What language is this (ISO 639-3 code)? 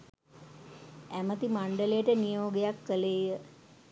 sin